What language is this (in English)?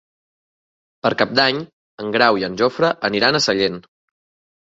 Catalan